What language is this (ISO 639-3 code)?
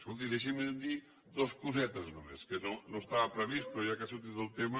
cat